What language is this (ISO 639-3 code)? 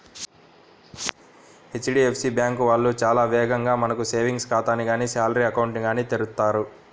tel